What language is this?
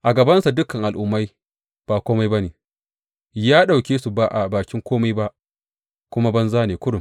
Hausa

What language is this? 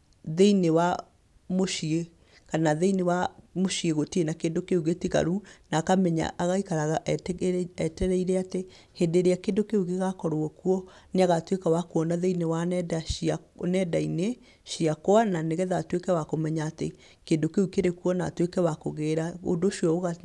Kikuyu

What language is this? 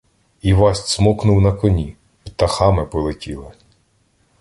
Ukrainian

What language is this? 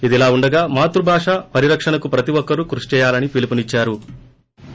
Telugu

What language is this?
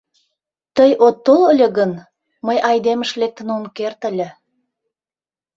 Mari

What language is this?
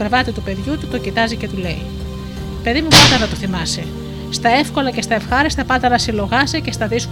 Greek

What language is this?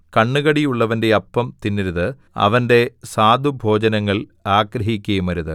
Malayalam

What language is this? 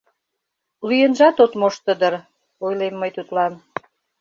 Mari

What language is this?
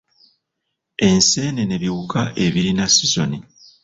Ganda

